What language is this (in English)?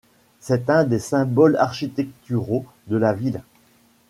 French